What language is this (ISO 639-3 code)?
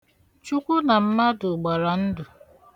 ibo